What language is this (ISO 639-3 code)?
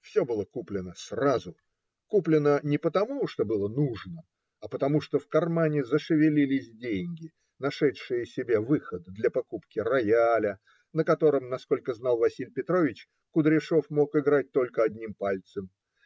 rus